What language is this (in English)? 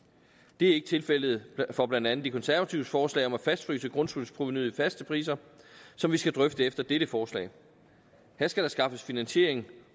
Danish